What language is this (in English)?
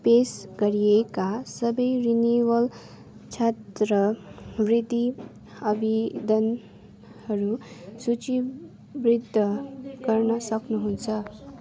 Nepali